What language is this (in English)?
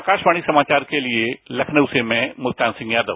Hindi